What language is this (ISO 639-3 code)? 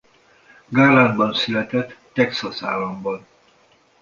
hun